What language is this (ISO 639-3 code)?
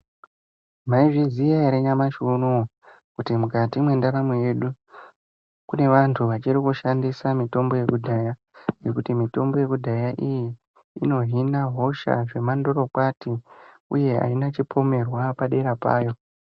ndc